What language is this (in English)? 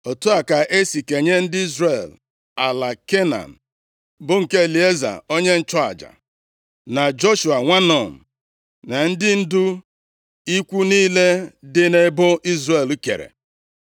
Igbo